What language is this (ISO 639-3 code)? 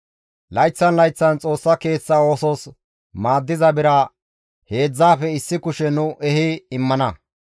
gmv